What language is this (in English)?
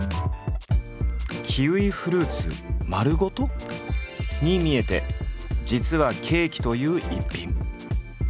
Japanese